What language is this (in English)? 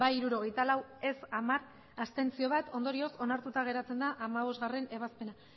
Basque